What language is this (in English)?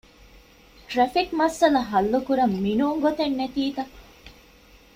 Divehi